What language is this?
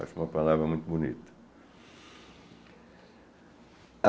Portuguese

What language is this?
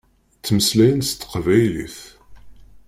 Kabyle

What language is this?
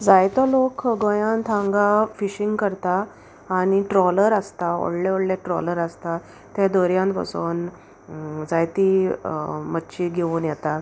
Konkani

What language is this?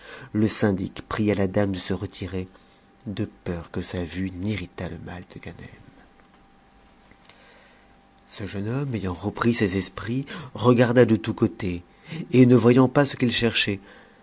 French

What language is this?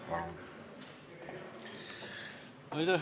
Estonian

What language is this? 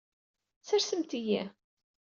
Kabyle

